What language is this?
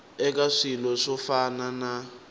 Tsonga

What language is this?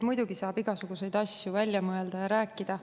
Estonian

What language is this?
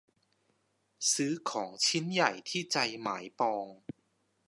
Thai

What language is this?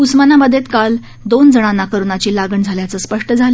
Marathi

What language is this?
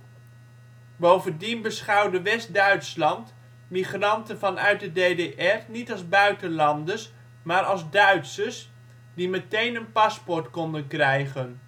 Dutch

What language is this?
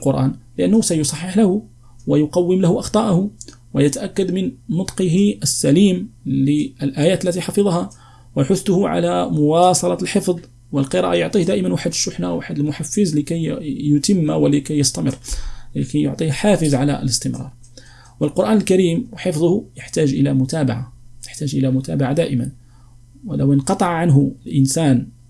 Arabic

